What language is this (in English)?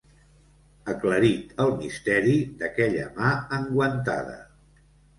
Catalan